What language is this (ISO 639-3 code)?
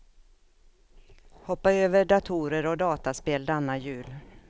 swe